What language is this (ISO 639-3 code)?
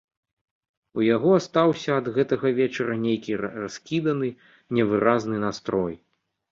bel